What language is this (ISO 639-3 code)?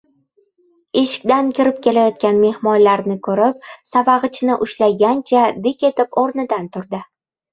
uzb